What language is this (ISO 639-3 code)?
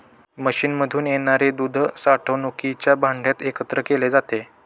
mar